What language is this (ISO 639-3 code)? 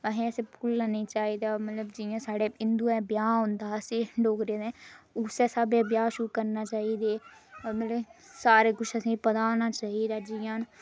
doi